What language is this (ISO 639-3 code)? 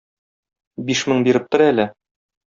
tat